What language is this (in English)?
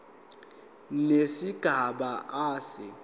Zulu